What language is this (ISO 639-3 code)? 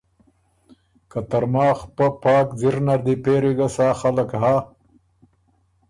oru